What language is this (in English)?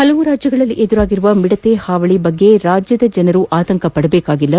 Kannada